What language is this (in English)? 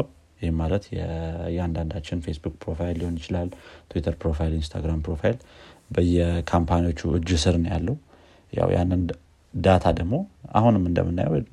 Amharic